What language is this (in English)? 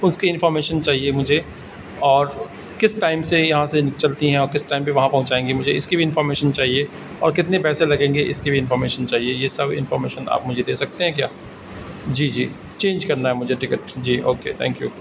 Urdu